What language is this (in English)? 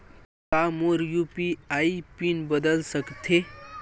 Chhattisgarhi